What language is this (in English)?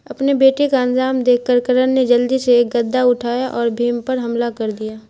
Urdu